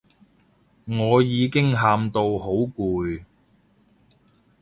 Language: Cantonese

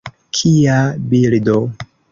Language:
Esperanto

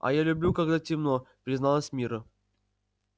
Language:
Russian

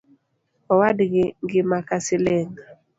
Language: Luo (Kenya and Tanzania)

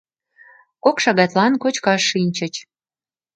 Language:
Mari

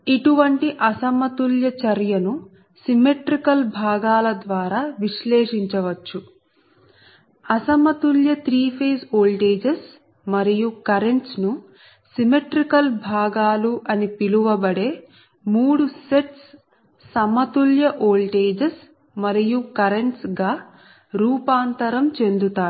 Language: Telugu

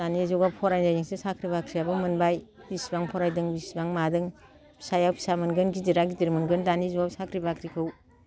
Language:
Bodo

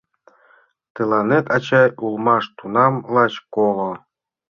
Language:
Mari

